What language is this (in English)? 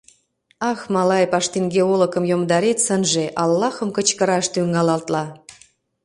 Mari